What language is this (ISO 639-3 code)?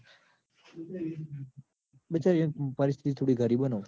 guj